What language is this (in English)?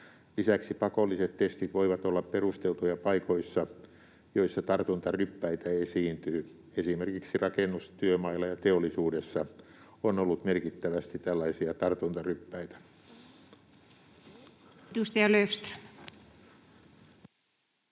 Finnish